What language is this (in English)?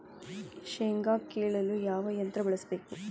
Kannada